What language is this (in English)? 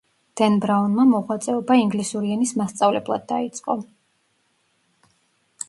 Georgian